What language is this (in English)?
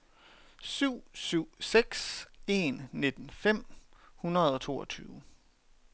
Danish